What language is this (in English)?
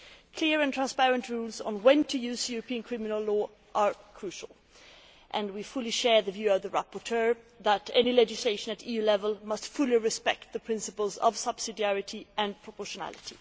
English